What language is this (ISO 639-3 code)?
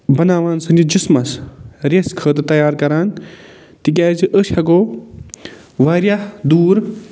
kas